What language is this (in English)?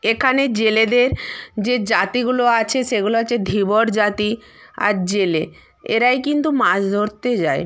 Bangla